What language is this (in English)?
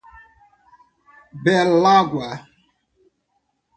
Portuguese